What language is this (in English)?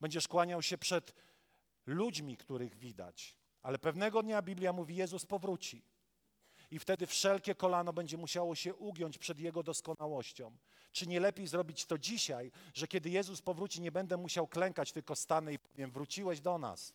Polish